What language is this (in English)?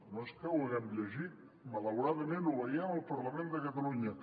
Catalan